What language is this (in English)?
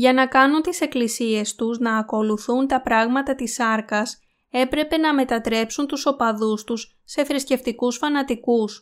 Greek